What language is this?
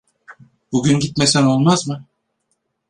Turkish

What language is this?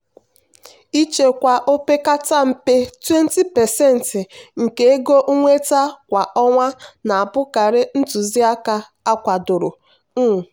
Igbo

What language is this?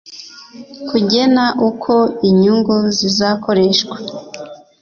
Kinyarwanda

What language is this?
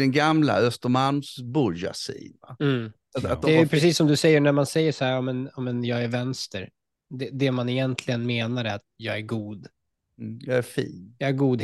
Swedish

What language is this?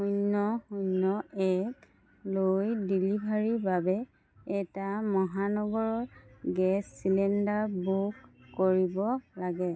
Assamese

